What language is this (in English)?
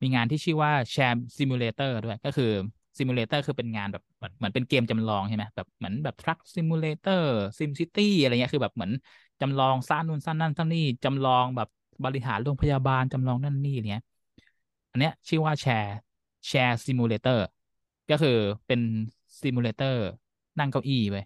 Thai